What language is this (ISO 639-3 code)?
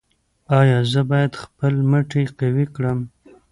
pus